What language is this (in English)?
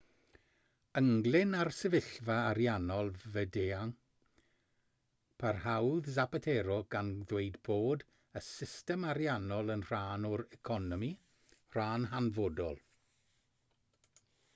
Welsh